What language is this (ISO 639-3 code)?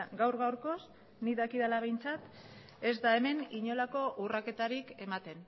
eus